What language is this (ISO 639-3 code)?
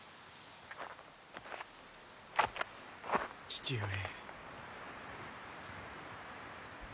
jpn